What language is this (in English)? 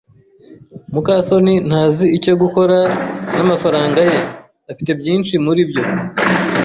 Kinyarwanda